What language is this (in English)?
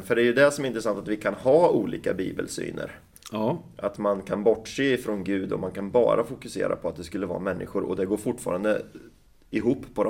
Swedish